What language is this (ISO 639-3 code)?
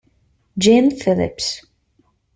ita